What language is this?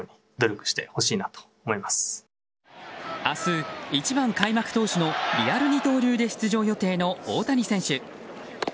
Japanese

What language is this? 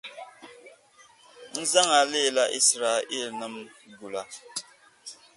Dagbani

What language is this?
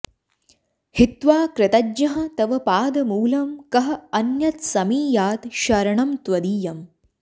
Sanskrit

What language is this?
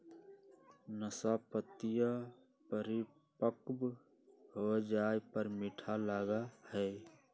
Magahi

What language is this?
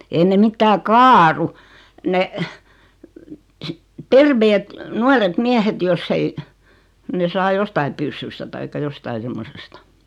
Finnish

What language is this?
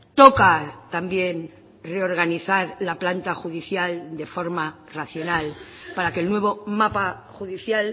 Spanish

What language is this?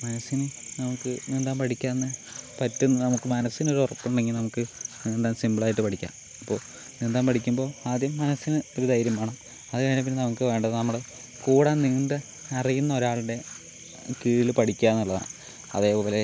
Malayalam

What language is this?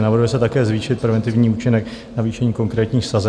Czech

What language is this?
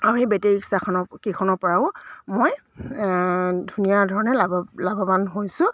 Assamese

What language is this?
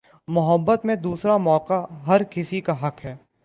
Urdu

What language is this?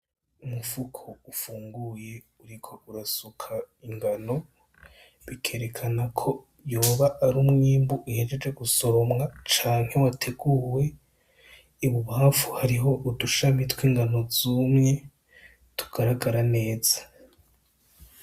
Rundi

